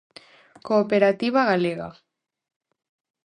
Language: Galician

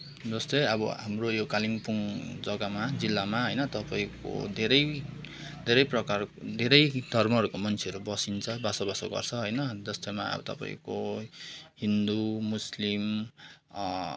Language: Nepali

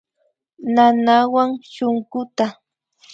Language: Imbabura Highland Quichua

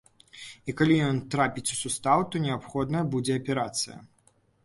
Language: Belarusian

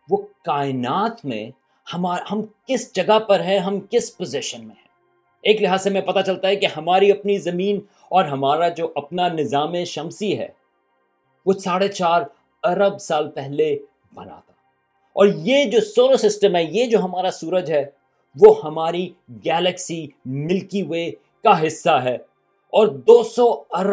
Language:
Urdu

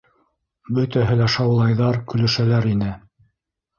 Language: Bashkir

